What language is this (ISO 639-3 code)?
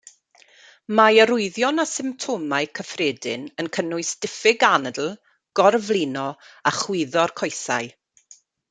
cym